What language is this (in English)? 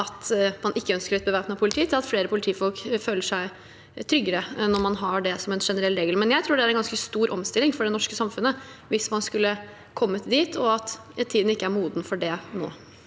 Norwegian